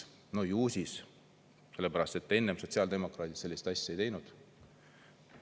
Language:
Estonian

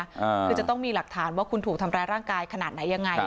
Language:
Thai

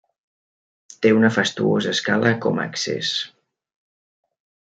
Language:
Catalan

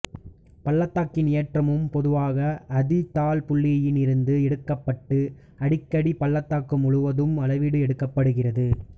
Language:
Tamil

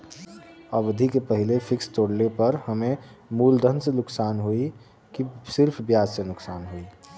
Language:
Bhojpuri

